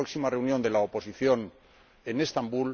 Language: Spanish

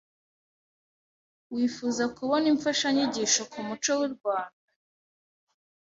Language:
Kinyarwanda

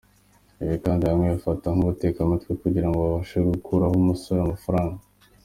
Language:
Kinyarwanda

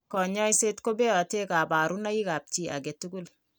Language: Kalenjin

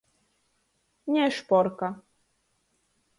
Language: Latgalian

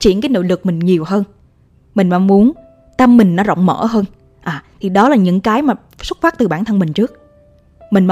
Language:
Vietnamese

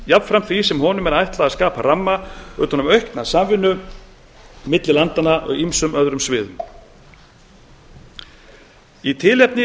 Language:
Icelandic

